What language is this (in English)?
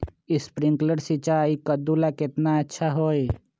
Magahi